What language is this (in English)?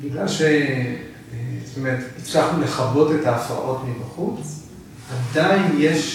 Hebrew